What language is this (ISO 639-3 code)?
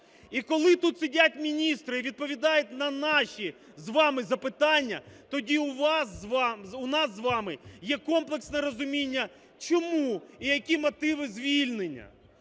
ukr